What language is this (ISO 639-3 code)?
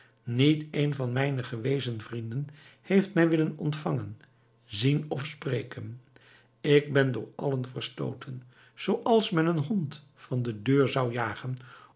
nld